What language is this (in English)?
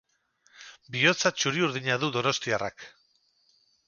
Basque